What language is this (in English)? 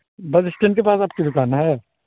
Urdu